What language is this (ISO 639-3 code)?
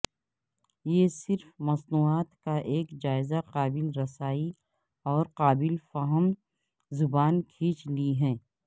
urd